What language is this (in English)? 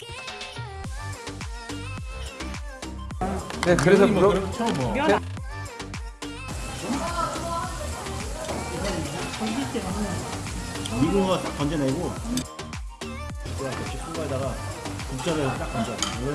Korean